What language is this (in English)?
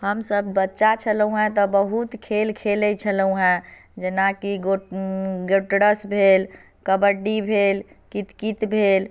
Maithili